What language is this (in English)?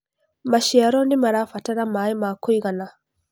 Kikuyu